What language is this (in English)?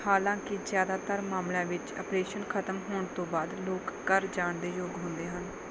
Punjabi